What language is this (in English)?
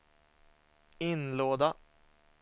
Swedish